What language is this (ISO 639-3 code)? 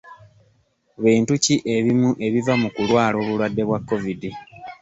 lug